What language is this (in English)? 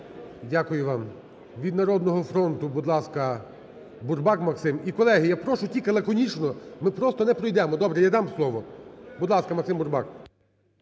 Ukrainian